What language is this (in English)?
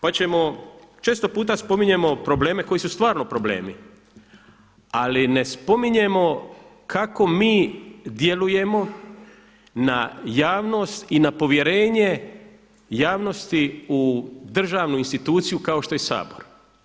Croatian